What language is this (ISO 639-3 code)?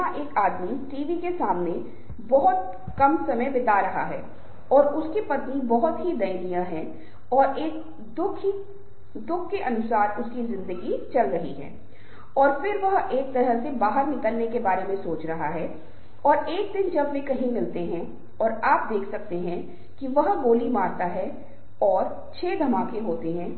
hin